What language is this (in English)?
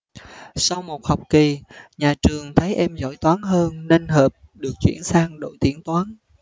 Vietnamese